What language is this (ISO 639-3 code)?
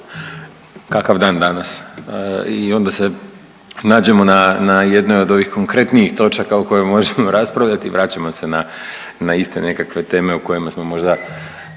hrv